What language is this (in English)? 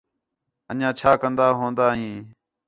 Khetrani